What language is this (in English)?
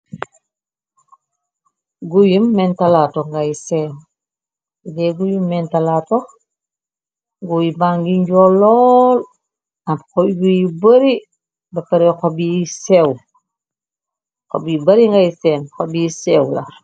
Wolof